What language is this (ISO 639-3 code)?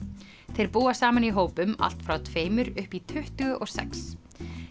isl